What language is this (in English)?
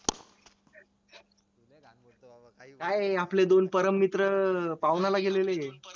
Marathi